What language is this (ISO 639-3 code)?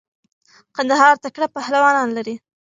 pus